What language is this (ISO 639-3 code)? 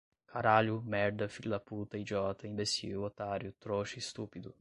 por